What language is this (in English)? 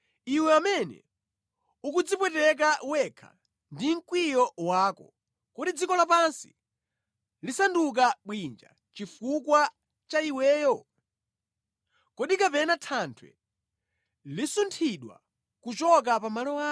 Nyanja